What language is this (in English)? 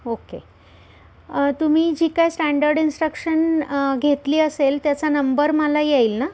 Marathi